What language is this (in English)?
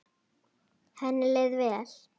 Icelandic